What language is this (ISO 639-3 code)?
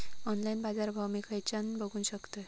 mar